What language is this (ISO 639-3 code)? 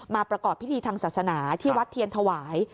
tha